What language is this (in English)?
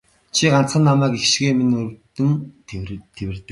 Mongolian